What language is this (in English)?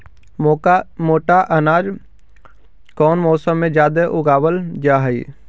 Magahi